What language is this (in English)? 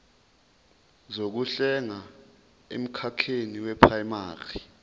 Zulu